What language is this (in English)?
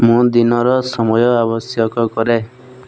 Odia